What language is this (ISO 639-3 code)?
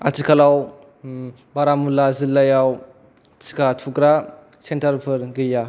brx